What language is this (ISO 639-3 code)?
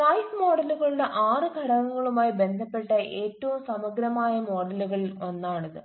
mal